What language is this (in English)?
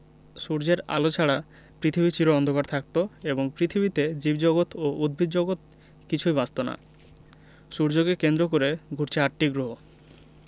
Bangla